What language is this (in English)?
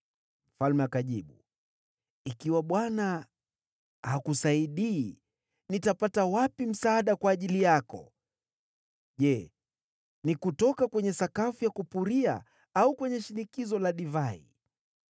Swahili